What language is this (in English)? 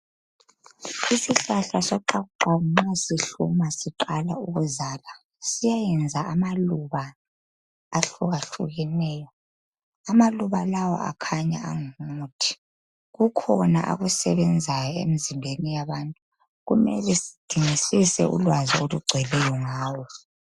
North Ndebele